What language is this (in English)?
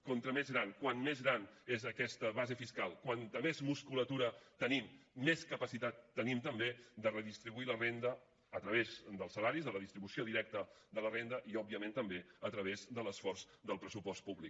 Catalan